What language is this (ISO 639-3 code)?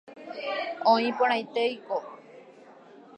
grn